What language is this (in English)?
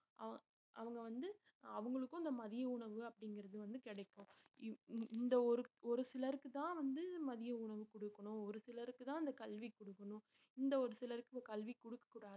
Tamil